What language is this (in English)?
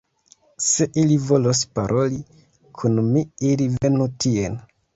Esperanto